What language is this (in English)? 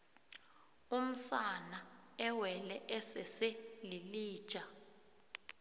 South Ndebele